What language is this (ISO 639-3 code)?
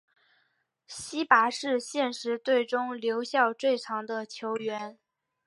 zho